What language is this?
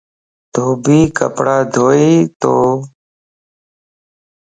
Lasi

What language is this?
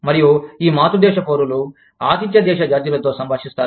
Telugu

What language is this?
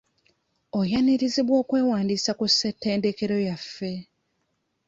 Ganda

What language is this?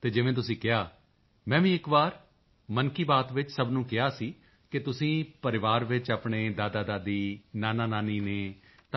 Punjabi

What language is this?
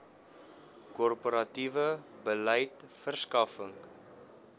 Afrikaans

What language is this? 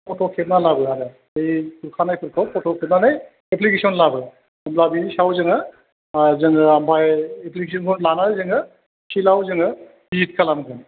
Bodo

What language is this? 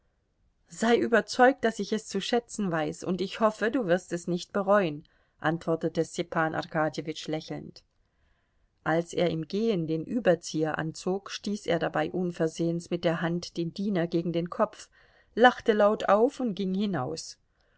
German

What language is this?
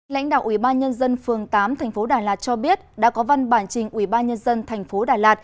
Vietnamese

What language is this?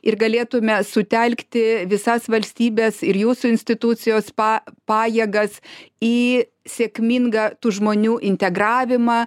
Lithuanian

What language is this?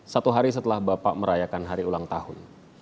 Indonesian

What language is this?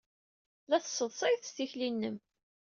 Kabyle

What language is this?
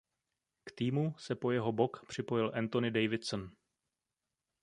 Czech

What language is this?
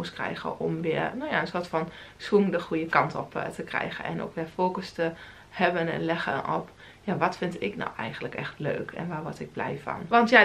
Dutch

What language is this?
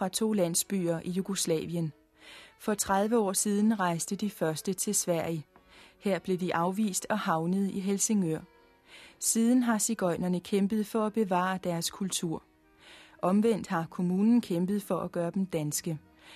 Danish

